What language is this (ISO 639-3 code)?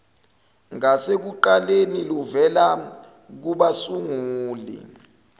zul